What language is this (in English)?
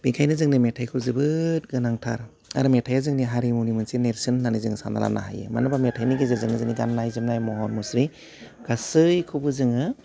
Bodo